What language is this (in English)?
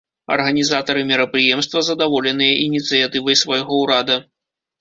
Belarusian